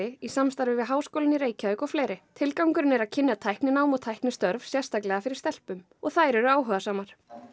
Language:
Icelandic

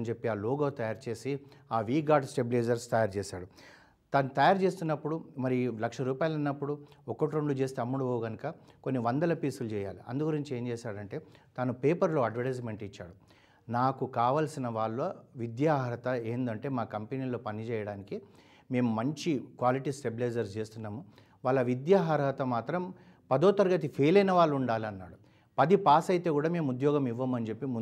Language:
Telugu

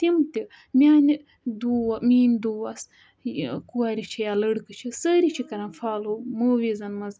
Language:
Kashmiri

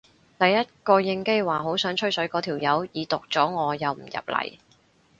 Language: Cantonese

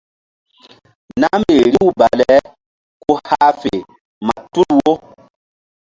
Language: Mbum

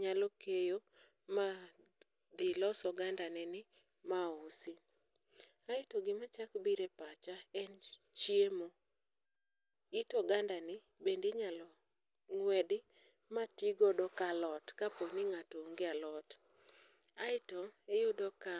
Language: Luo (Kenya and Tanzania)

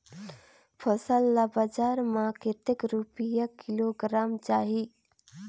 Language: Chhattisgarhi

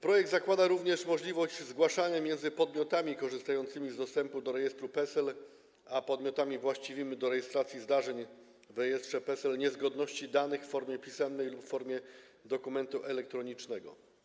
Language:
Polish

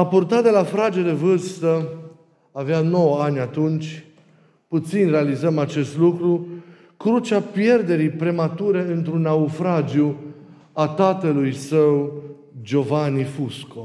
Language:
Romanian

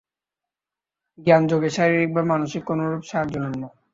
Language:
Bangla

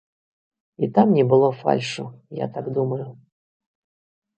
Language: Belarusian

